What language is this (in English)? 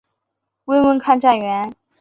Chinese